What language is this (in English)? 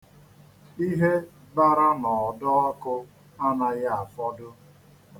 Igbo